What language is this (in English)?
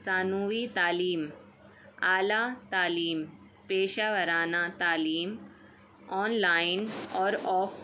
Urdu